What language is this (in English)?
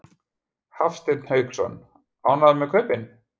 Icelandic